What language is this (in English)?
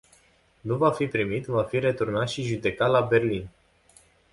Romanian